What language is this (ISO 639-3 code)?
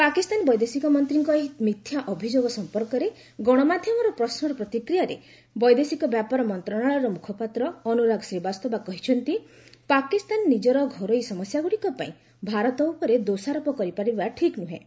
ori